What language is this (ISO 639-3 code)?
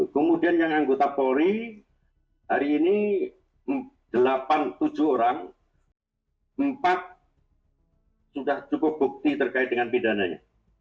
ind